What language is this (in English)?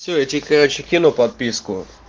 Russian